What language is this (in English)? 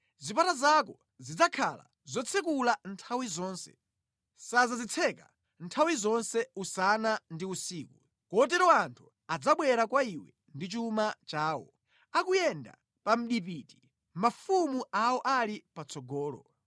Nyanja